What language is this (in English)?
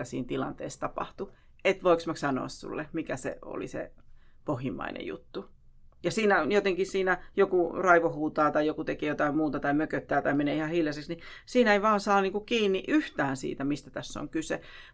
Finnish